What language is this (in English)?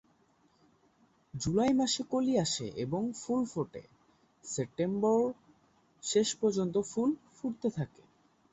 Bangla